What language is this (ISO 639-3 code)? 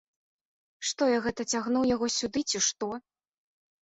bel